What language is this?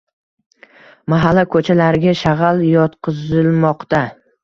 Uzbek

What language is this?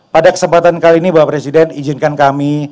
Indonesian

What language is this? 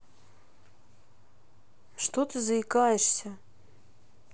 Russian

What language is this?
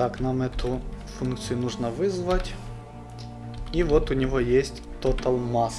Russian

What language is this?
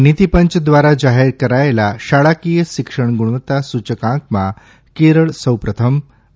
Gujarati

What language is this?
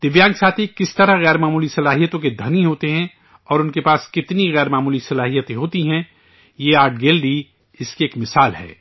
Urdu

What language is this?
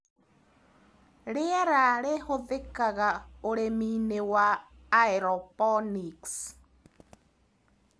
Kikuyu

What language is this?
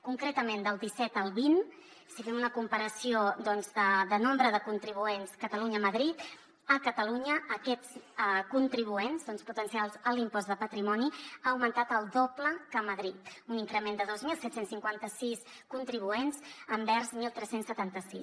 Catalan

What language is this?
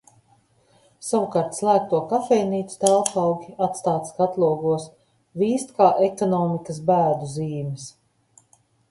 Latvian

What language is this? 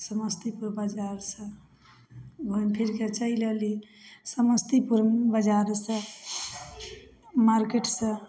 Maithili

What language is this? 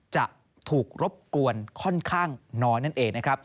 Thai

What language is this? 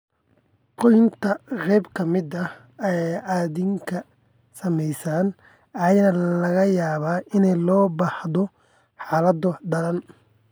Somali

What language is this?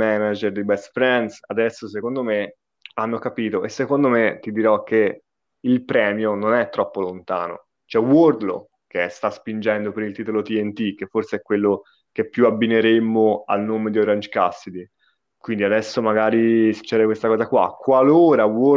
Italian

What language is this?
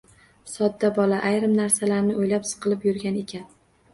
Uzbek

